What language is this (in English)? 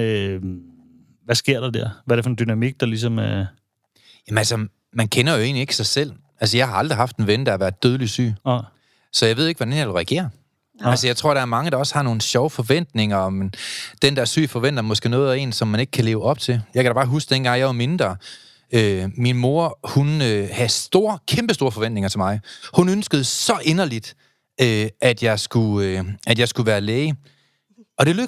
Danish